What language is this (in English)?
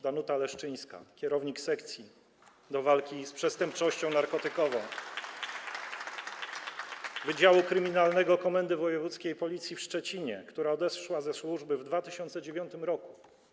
Polish